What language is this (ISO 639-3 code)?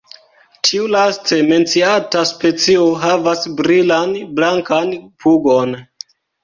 epo